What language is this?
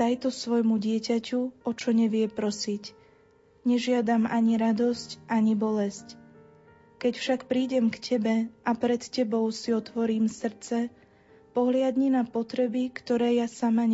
Slovak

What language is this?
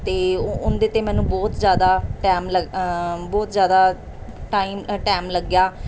Punjabi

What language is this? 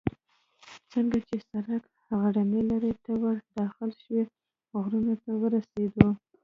Pashto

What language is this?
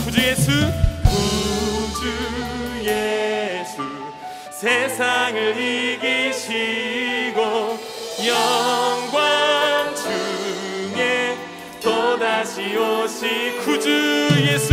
Korean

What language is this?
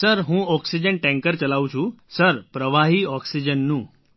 Gujarati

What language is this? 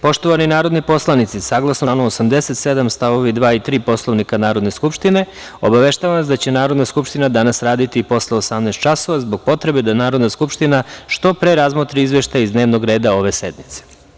Serbian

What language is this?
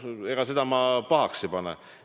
Estonian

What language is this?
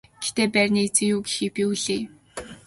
Mongolian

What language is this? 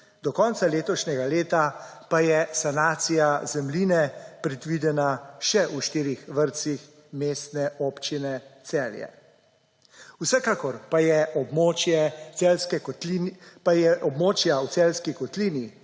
Slovenian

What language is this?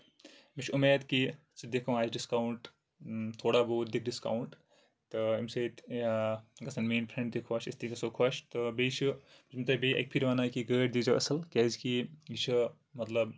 Kashmiri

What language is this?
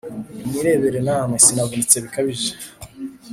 Kinyarwanda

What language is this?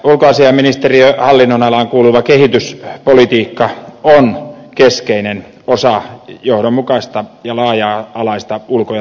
Finnish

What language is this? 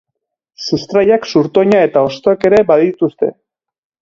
Basque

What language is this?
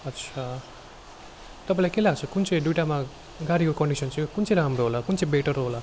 Nepali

